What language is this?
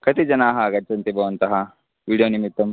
Sanskrit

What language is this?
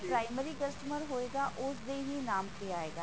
Punjabi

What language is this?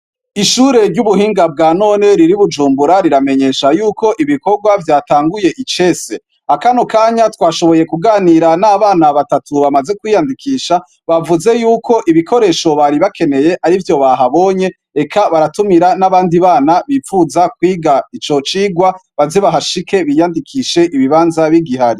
Rundi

